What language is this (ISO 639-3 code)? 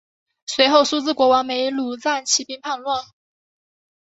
zho